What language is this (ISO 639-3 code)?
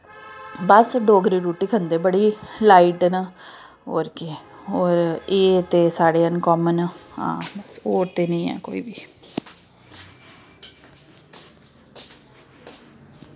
doi